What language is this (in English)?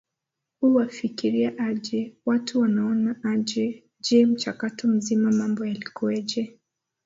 Swahili